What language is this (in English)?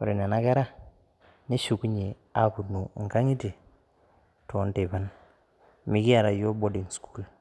Masai